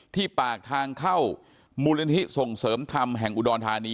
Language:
Thai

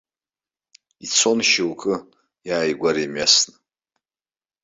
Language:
Abkhazian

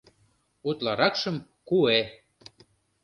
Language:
Mari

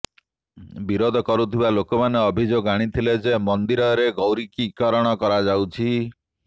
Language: Odia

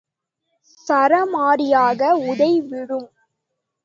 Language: Tamil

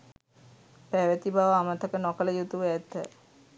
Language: Sinhala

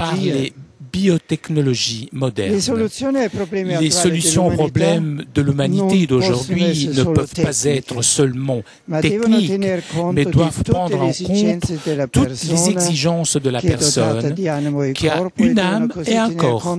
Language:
French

